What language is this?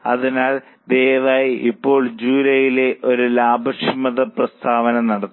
Malayalam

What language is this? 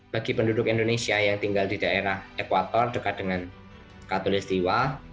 Indonesian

